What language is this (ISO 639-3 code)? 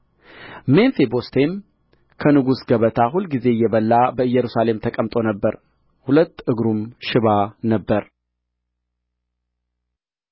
amh